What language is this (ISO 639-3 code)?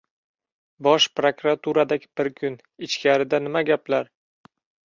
uzb